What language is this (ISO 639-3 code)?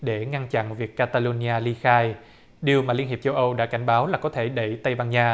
vie